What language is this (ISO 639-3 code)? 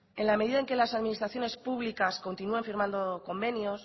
spa